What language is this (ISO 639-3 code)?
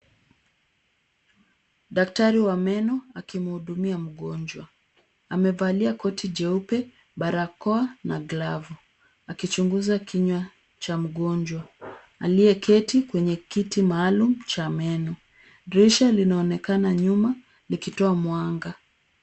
swa